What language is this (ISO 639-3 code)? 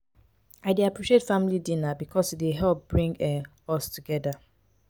pcm